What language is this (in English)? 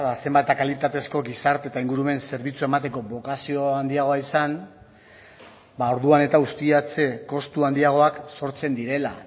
Basque